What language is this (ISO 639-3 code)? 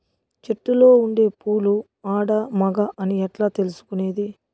tel